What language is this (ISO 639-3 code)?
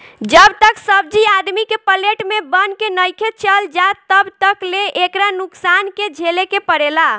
bho